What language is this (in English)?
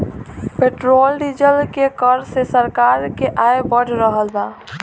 Bhojpuri